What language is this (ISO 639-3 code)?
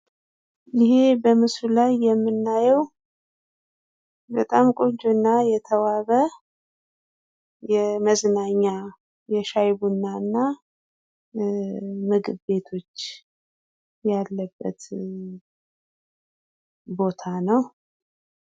amh